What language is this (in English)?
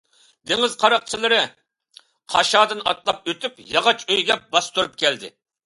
Uyghur